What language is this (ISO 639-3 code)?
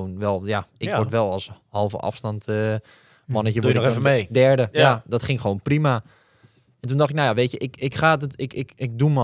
nld